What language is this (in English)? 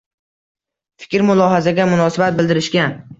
Uzbek